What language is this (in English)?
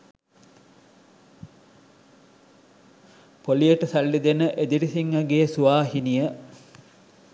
Sinhala